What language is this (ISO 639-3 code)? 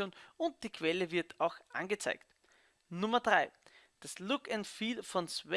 deu